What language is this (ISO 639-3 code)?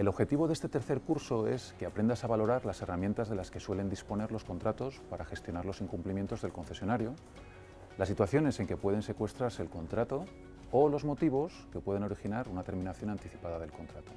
spa